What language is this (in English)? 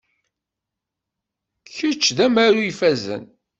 Kabyle